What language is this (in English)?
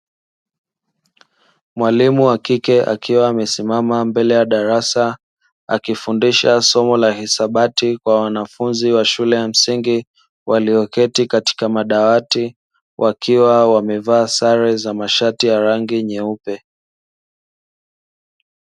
Swahili